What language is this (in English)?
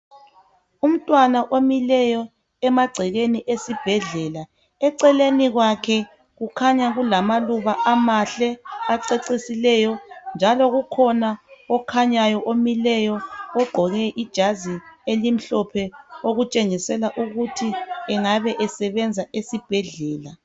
North Ndebele